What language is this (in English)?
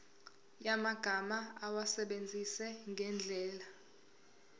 Zulu